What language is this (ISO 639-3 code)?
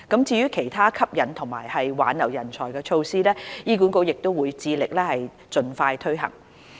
yue